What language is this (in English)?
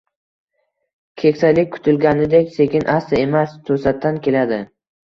Uzbek